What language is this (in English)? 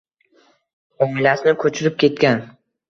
Uzbek